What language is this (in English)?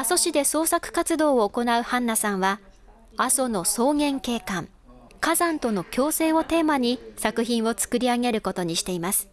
Japanese